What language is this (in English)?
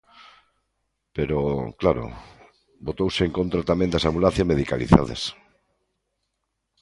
Galician